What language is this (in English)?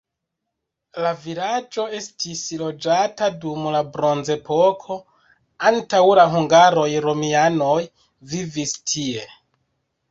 Esperanto